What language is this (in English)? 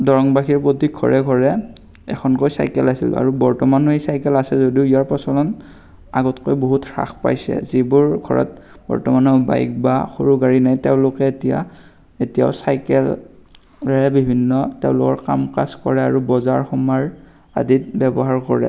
Assamese